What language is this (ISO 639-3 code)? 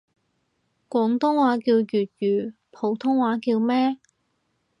yue